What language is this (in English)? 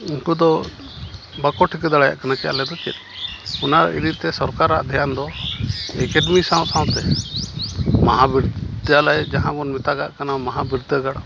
Santali